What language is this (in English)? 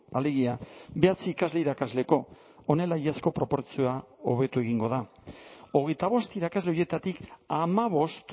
Basque